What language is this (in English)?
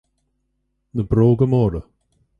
Irish